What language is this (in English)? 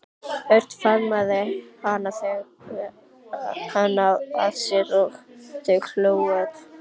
Icelandic